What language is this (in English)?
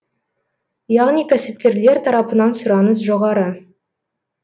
Kazakh